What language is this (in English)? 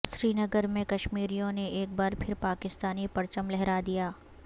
Urdu